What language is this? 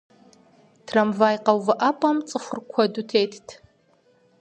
Kabardian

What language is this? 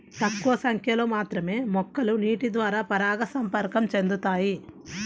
Telugu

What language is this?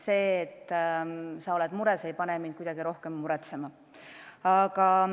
Estonian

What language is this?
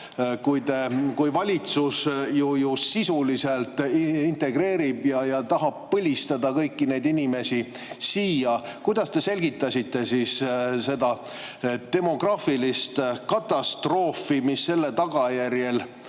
Estonian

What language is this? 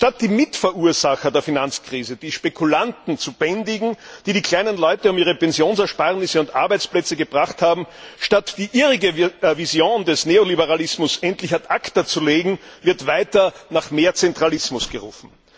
German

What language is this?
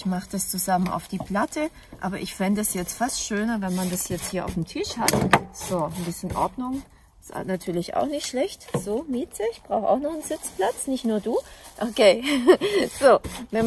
German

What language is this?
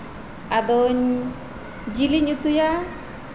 Santali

